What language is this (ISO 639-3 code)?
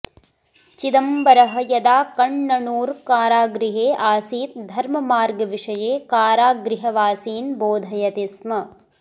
san